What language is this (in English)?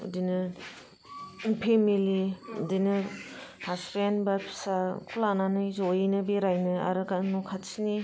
Bodo